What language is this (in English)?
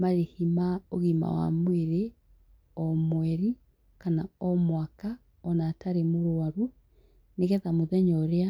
Kikuyu